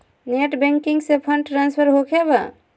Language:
Magahi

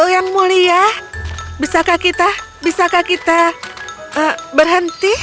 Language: Indonesian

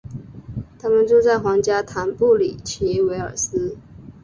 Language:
Chinese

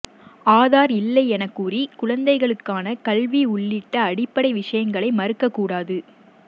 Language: Tamil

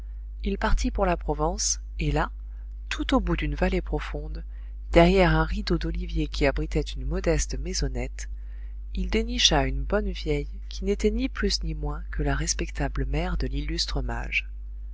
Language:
French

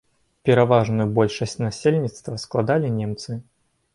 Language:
Belarusian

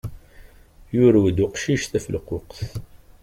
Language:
Kabyle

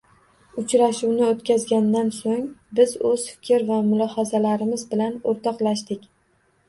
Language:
Uzbek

